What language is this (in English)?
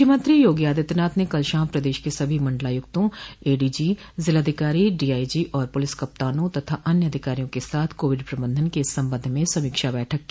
Hindi